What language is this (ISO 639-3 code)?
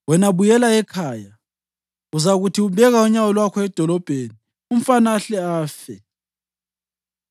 nde